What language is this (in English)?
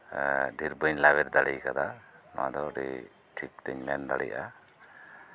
Santali